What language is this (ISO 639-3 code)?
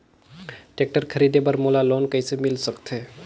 hne